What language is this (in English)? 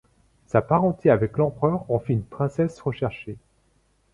French